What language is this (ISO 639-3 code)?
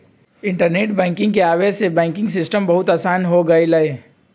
mag